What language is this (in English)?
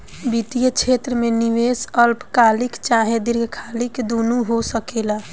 Bhojpuri